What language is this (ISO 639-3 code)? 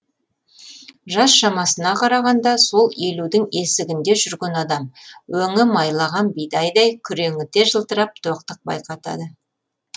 kaz